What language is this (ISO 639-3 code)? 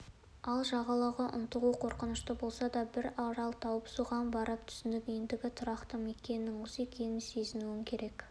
kaz